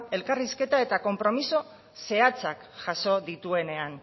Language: Basque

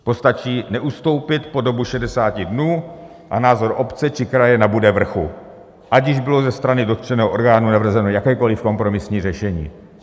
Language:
Czech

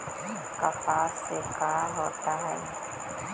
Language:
Magahi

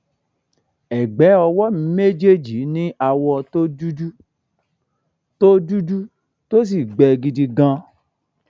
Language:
Yoruba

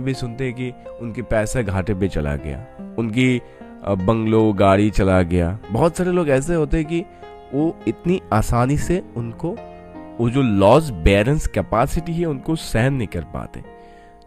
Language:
Hindi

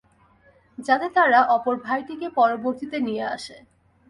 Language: Bangla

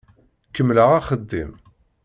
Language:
Kabyle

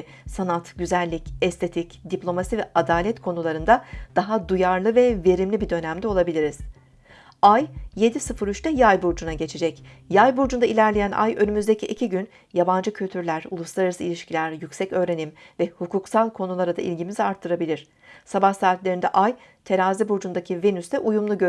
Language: Turkish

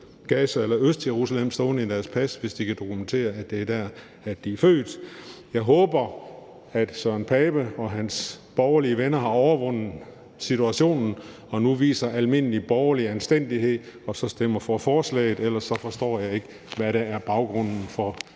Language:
Danish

